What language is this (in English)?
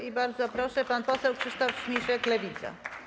Polish